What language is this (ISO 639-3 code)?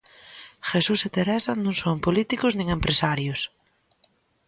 glg